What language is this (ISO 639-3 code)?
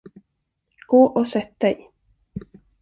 swe